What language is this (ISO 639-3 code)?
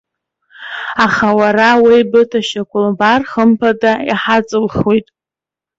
abk